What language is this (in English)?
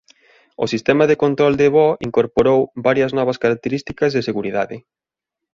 Galician